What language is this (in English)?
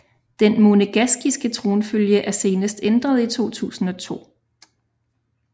Danish